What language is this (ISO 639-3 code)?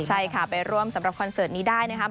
tha